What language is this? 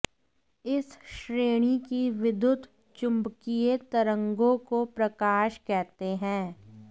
Hindi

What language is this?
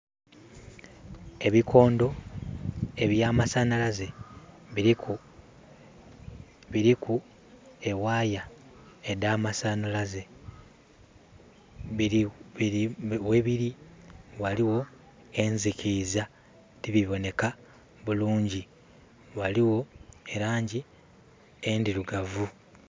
Soga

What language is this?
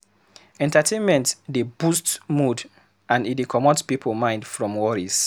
Nigerian Pidgin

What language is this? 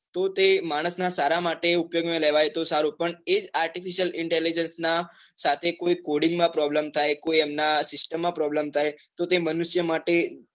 Gujarati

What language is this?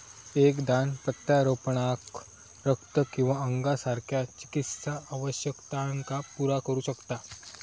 Marathi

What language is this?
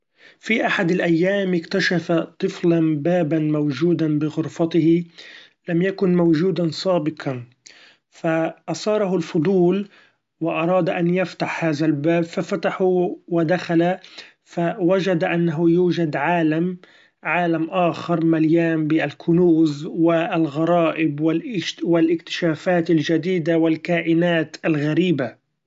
Gulf Arabic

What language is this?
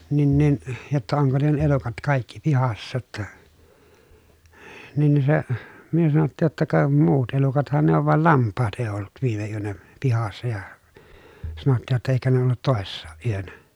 Finnish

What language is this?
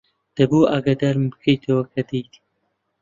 Central Kurdish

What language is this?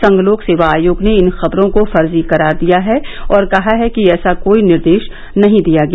Hindi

